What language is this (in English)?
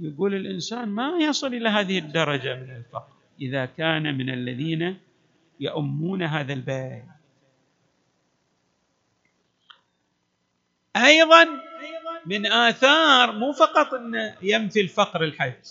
Arabic